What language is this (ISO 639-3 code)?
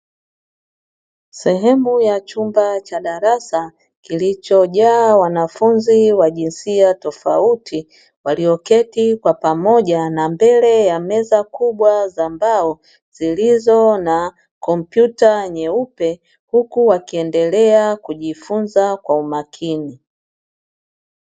swa